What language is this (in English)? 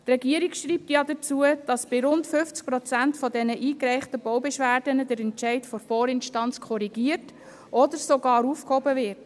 Swiss German